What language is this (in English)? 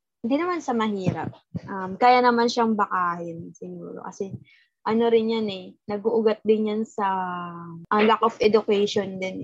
Filipino